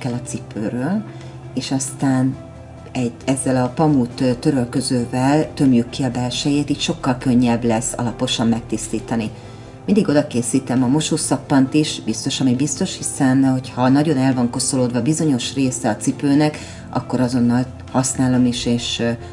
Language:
Hungarian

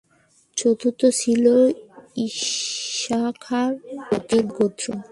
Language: Bangla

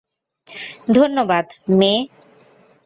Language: Bangla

